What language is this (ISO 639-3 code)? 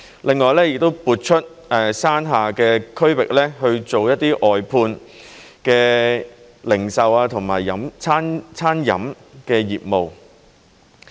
yue